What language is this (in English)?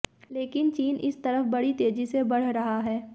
Hindi